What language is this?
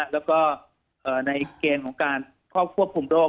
Thai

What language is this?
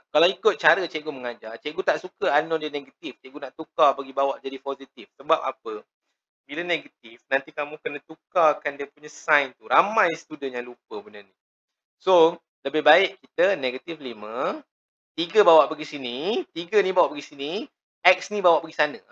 Malay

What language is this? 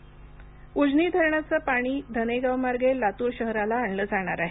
Marathi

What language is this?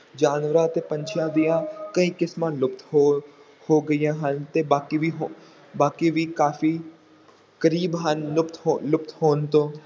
Punjabi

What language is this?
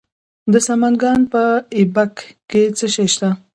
Pashto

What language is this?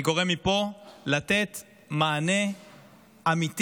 Hebrew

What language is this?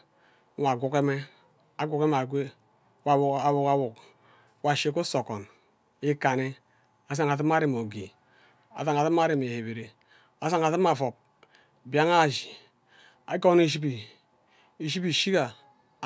Ubaghara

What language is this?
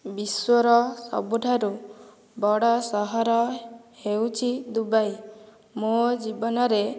Odia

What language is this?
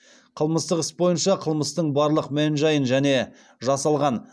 Kazakh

